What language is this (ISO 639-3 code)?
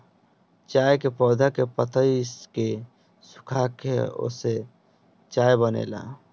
bho